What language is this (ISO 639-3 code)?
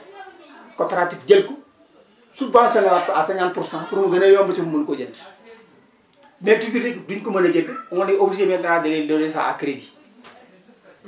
wol